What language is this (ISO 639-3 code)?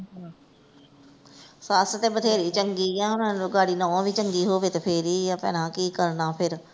pan